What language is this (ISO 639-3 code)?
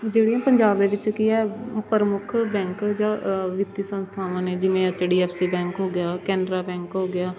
pan